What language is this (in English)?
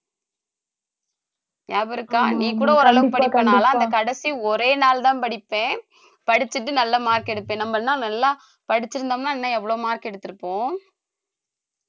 Tamil